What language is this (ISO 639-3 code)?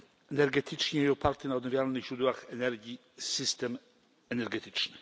pol